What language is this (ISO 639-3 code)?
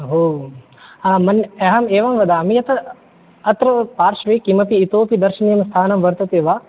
san